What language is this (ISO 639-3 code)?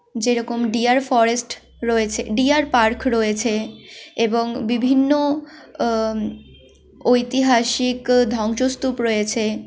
ben